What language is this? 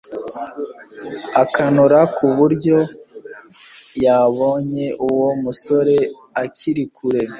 Kinyarwanda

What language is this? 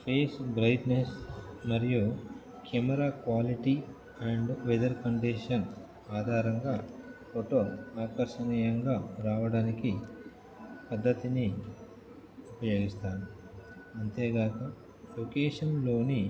Telugu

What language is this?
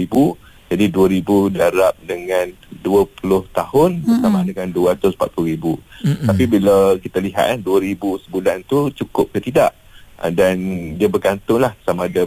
Malay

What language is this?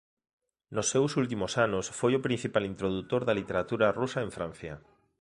Galician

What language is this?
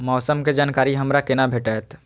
Maithili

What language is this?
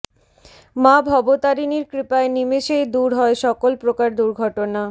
Bangla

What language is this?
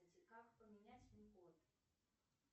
Russian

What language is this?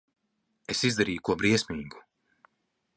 Latvian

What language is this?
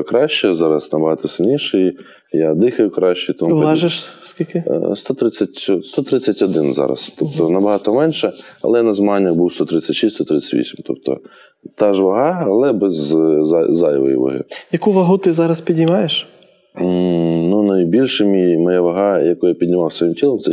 Ukrainian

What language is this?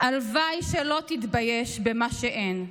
Hebrew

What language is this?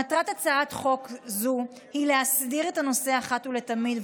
Hebrew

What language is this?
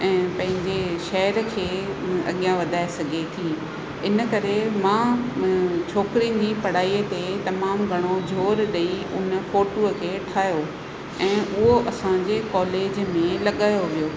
Sindhi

